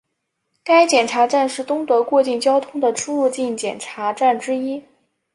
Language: Chinese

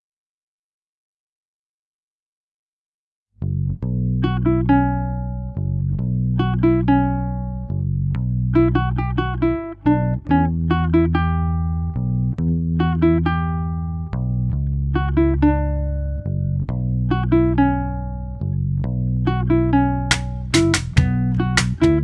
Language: Spanish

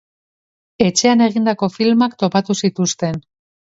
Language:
Basque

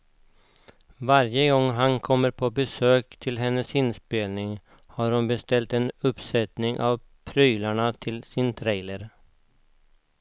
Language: Swedish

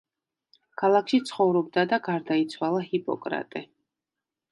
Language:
Georgian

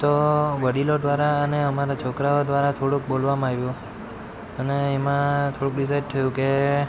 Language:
Gujarati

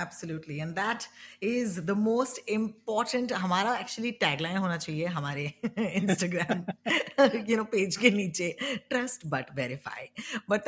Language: Hindi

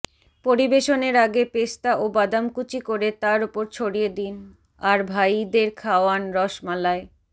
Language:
Bangla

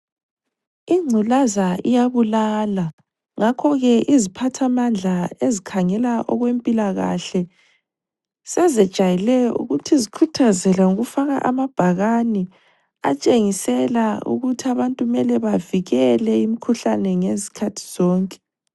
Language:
North Ndebele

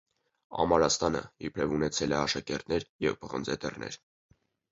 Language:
Armenian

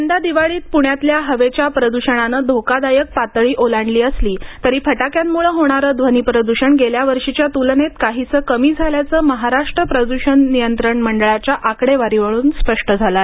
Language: Marathi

